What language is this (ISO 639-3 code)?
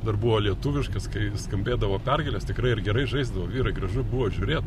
lit